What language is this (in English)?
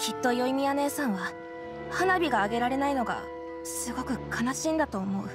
Japanese